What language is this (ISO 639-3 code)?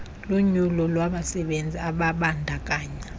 xho